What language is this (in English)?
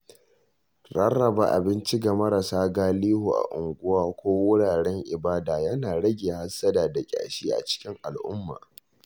Hausa